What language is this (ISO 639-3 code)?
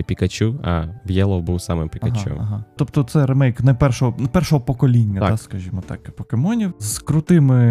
ukr